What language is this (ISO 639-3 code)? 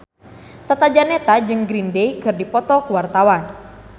sun